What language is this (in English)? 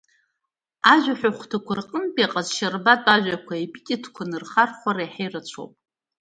Abkhazian